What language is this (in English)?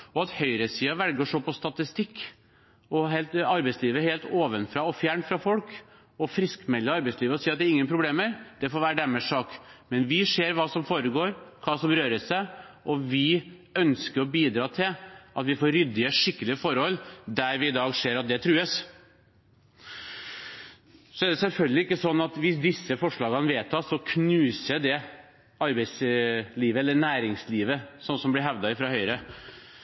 Norwegian Bokmål